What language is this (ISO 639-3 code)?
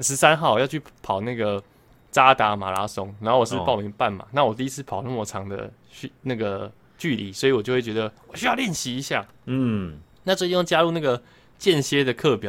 zho